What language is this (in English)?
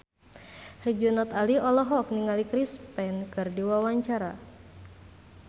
Sundanese